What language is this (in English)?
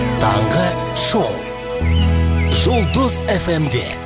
Kazakh